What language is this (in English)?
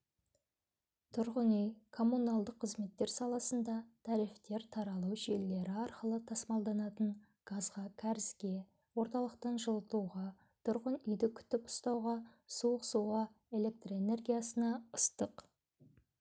Kazakh